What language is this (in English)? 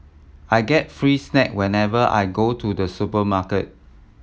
English